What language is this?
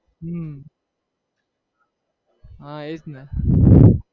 Gujarati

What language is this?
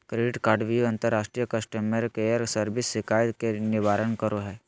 Magahi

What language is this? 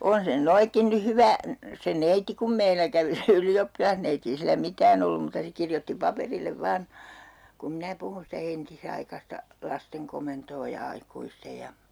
Finnish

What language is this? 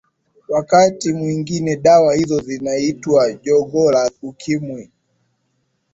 Swahili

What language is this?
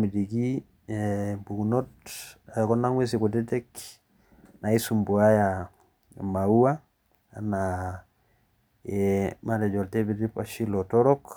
Masai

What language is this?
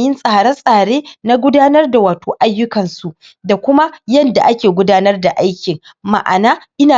Hausa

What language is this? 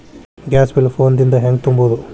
Kannada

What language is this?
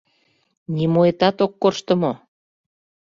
Mari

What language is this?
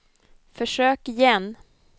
Swedish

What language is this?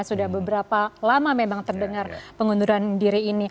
Indonesian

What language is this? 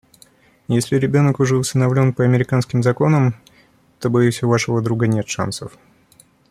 Russian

